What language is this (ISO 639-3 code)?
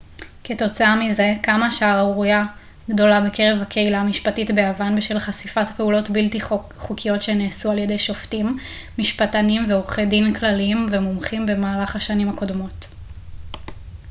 heb